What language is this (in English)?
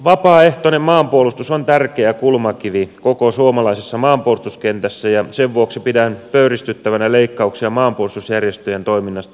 Finnish